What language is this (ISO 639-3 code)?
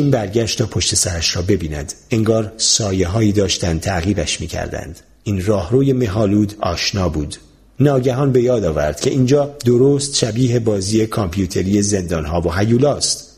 fas